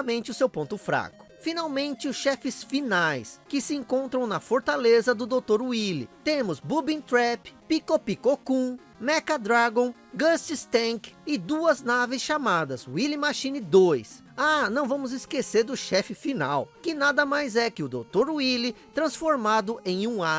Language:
Portuguese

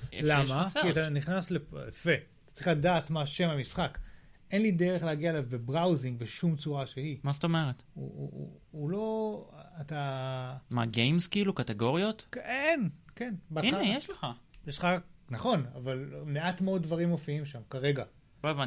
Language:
Hebrew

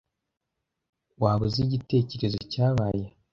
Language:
Kinyarwanda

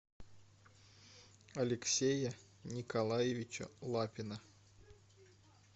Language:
Russian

